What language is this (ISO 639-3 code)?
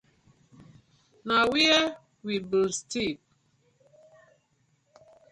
pcm